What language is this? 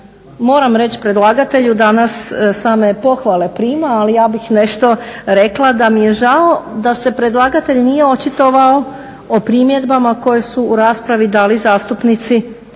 Croatian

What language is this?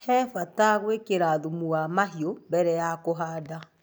Kikuyu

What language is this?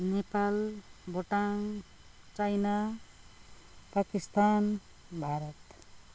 Nepali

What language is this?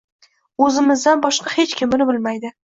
Uzbek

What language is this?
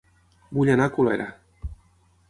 Catalan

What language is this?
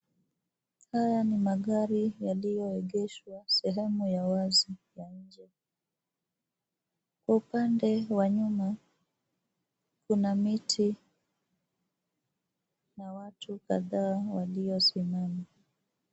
Swahili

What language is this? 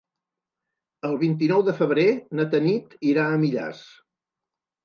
Catalan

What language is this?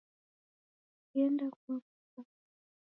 Taita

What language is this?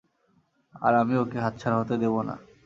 Bangla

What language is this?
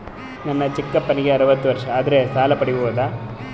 Kannada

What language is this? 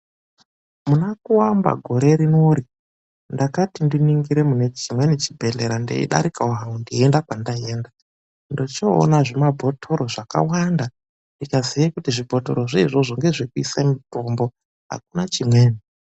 Ndau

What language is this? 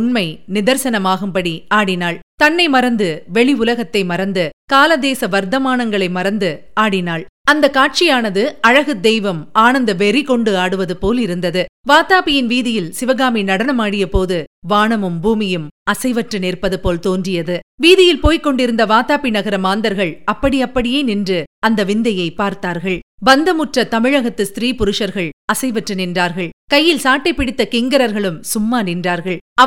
Tamil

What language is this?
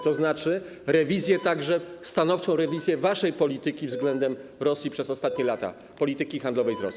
Polish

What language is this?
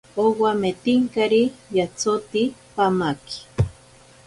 Ashéninka Perené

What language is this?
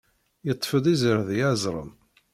Kabyle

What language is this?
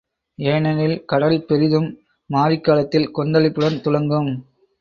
Tamil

